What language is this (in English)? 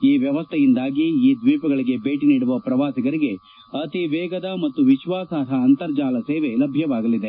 Kannada